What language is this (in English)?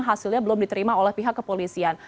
Indonesian